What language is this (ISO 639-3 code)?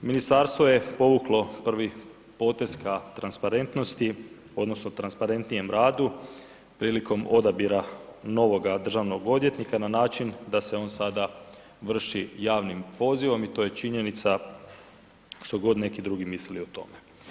hrv